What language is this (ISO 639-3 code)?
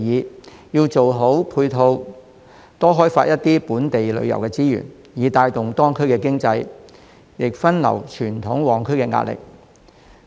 yue